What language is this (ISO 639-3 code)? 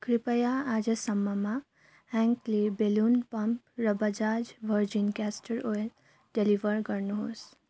nep